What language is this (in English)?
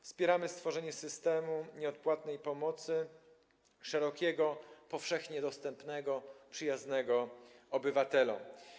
Polish